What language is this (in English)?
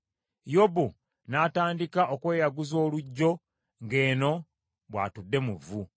Ganda